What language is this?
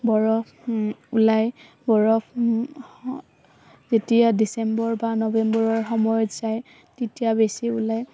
Assamese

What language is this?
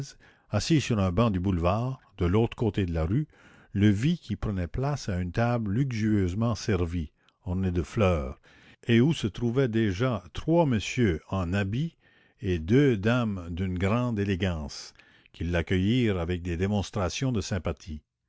French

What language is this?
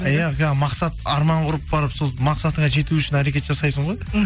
Kazakh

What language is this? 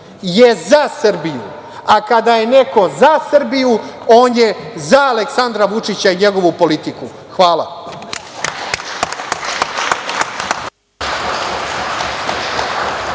Serbian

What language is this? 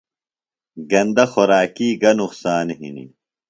Phalura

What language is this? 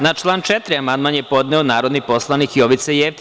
Serbian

